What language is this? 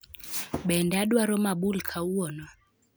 Luo (Kenya and Tanzania)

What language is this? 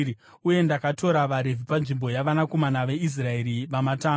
Shona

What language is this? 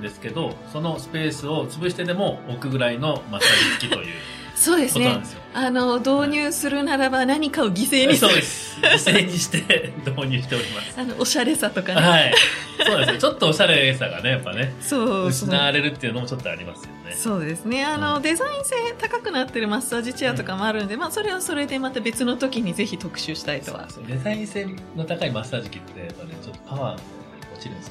Japanese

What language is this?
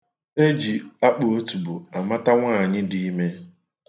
Igbo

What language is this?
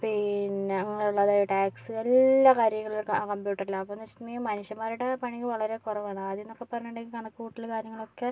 Malayalam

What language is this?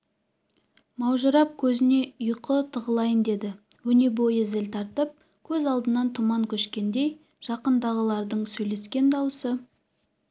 Kazakh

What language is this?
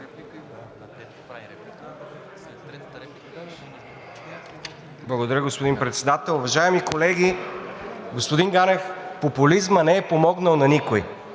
Bulgarian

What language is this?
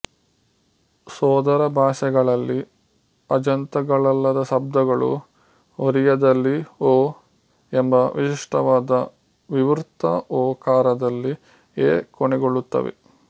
Kannada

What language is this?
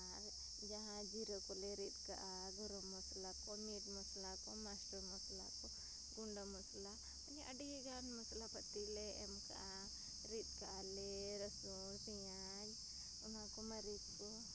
Santali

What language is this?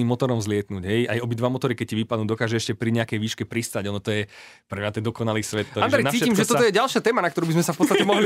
Slovak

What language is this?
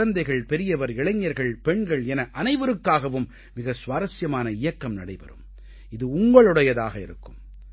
Tamil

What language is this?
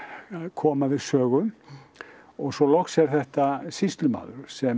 Icelandic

